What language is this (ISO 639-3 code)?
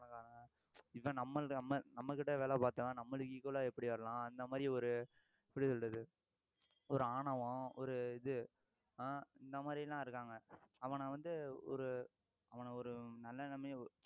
tam